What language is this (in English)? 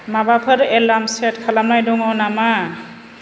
Bodo